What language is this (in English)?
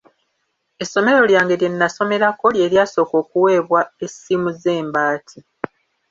Ganda